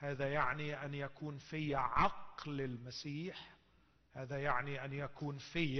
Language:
Arabic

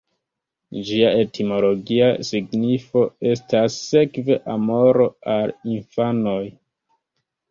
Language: Esperanto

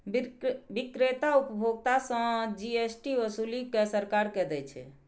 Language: Maithili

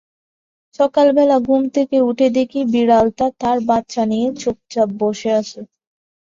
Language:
Bangla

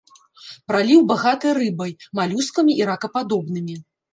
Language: Belarusian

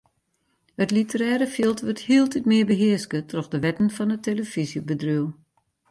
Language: Western Frisian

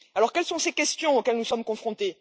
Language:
French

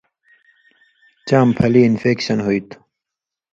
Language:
Indus Kohistani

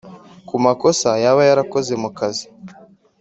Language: Kinyarwanda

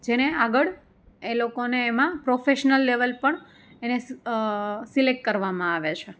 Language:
Gujarati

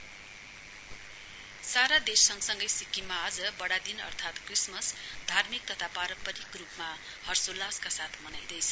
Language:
Nepali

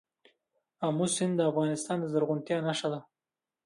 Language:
Pashto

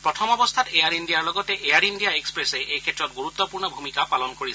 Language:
Assamese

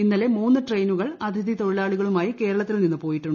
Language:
Malayalam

